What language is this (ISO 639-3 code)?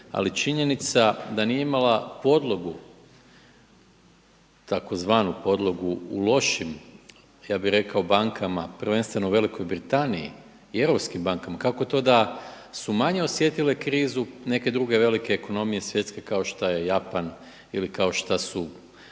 hrv